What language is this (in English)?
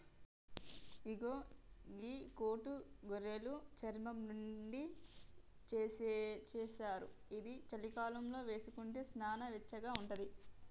Telugu